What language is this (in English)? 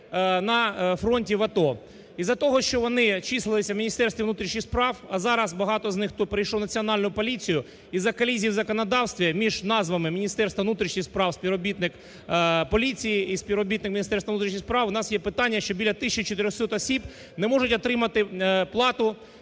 Ukrainian